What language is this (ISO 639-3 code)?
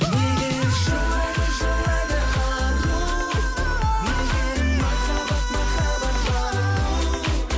kaz